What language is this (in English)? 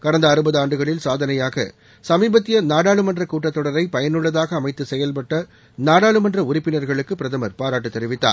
Tamil